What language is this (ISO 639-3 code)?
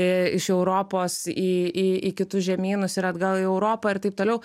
lit